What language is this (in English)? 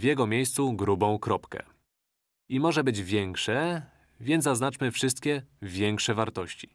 Polish